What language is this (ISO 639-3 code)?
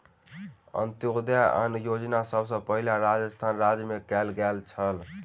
mai